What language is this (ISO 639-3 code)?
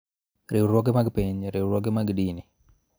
luo